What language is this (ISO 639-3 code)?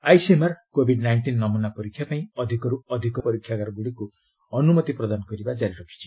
ori